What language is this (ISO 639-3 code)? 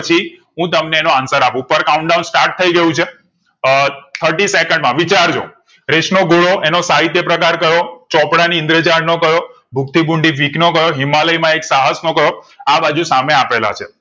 guj